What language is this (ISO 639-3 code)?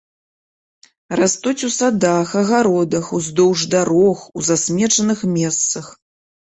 bel